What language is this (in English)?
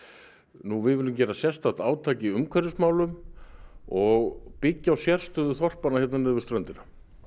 Icelandic